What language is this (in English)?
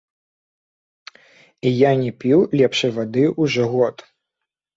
Belarusian